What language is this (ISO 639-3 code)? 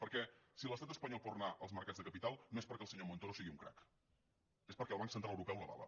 cat